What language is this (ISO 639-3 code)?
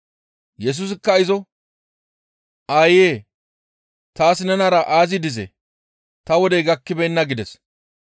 gmv